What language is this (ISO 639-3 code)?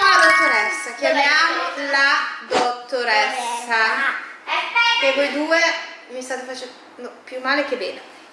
ita